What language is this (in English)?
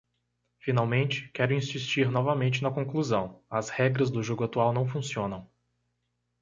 Portuguese